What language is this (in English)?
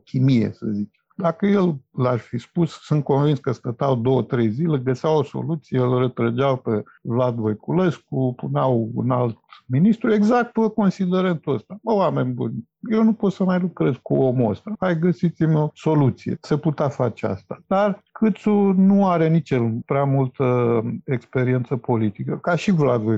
Romanian